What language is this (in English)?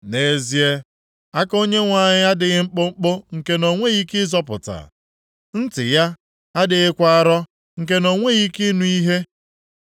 Igbo